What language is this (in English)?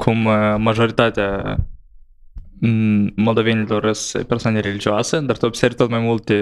Romanian